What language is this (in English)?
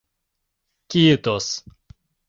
Mari